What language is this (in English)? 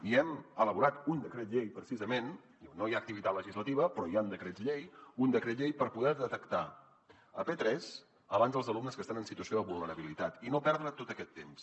Catalan